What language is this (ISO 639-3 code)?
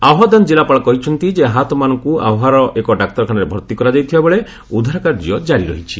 ori